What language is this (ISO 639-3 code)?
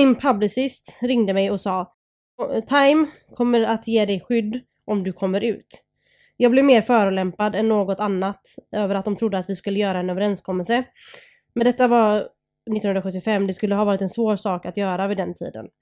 swe